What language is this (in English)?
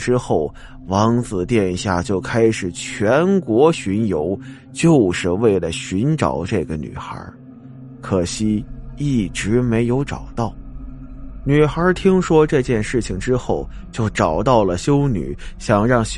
Chinese